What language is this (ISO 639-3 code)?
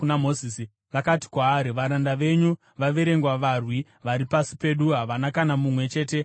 sna